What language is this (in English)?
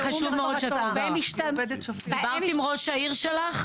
Hebrew